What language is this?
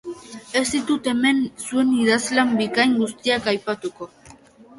Basque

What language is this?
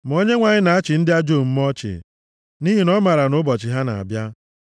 Igbo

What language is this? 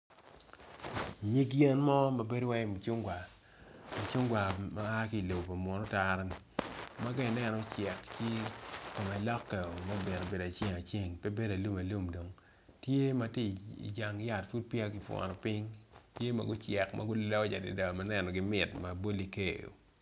Acoli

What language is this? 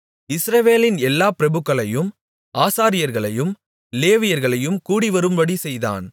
Tamil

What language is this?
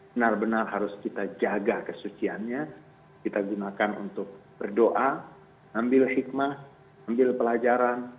Indonesian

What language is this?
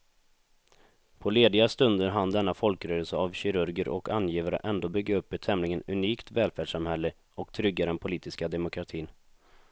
Swedish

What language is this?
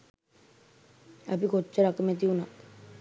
Sinhala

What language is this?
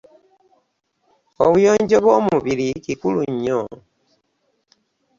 Ganda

